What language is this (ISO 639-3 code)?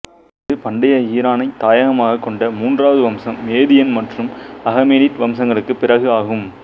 tam